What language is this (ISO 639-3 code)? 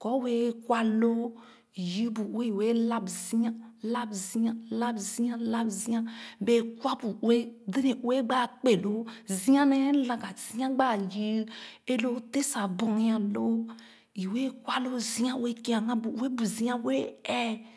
ogo